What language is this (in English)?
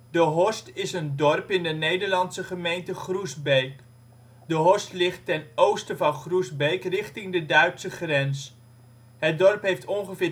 Dutch